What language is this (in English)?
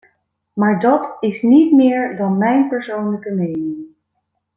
Dutch